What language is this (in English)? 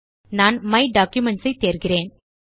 Tamil